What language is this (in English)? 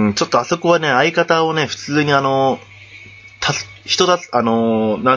Japanese